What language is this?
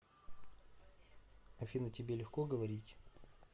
Russian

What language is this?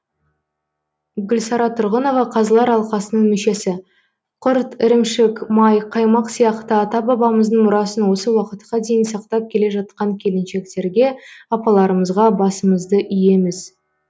Kazakh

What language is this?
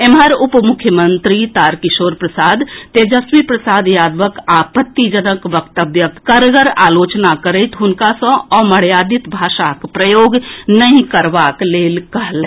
Maithili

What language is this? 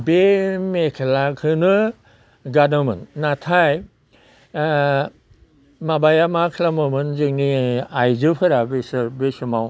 Bodo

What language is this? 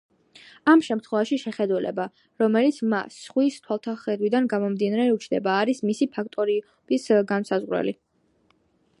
Georgian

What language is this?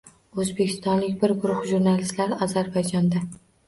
Uzbek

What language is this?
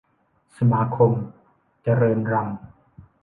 Thai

